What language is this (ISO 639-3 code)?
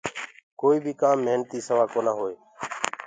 ggg